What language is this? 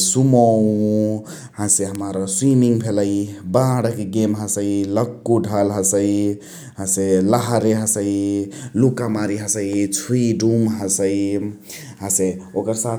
Chitwania Tharu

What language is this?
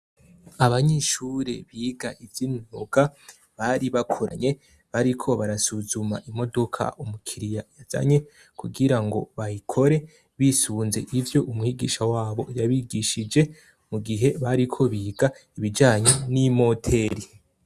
Rundi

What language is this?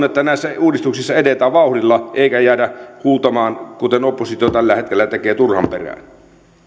Finnish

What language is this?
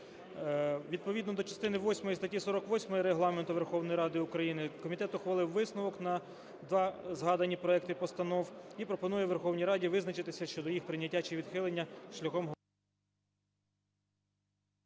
Ukrainian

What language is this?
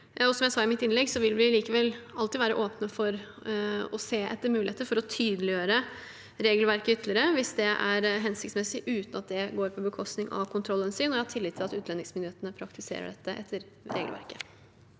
Norwegian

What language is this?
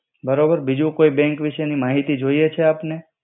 Gujarati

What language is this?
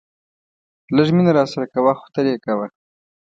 Pashto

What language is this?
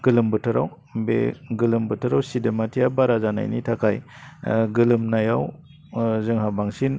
Bodo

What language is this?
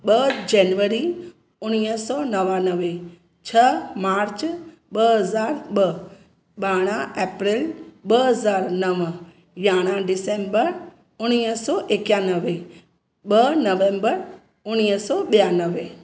Sindhi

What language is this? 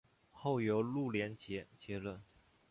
Chinese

